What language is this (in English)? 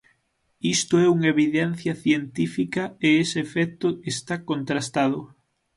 Galician